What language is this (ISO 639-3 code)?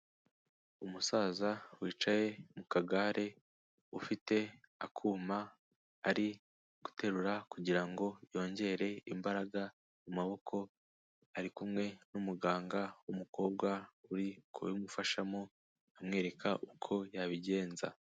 kin